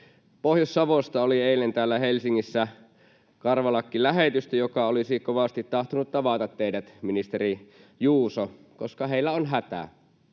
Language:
Finnish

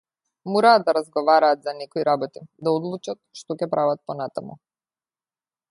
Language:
Macedonian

